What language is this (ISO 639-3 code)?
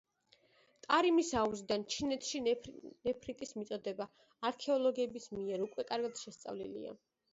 kat